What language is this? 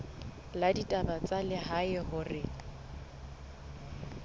Southern Sotho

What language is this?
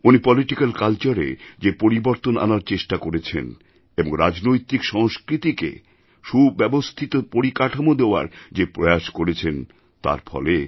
Bangla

